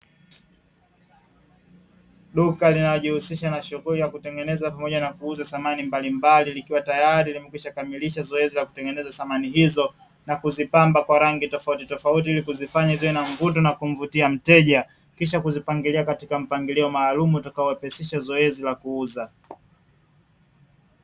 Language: Swahili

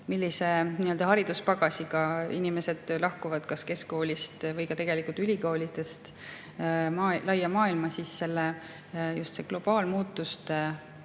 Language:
Estonian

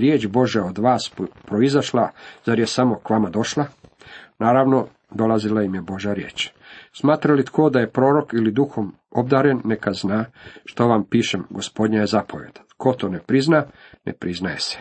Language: Croatian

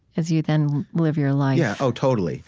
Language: English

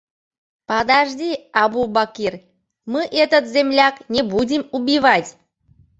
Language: Mari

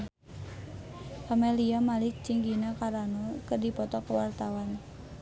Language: Sundanese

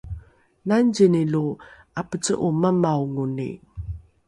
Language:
Rukai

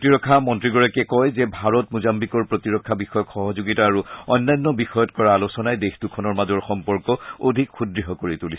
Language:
Assamese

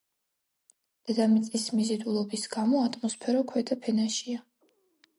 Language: Georgian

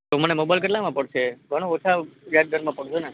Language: Gujarati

